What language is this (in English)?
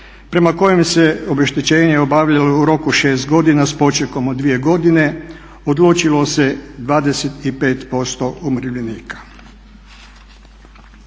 Croatian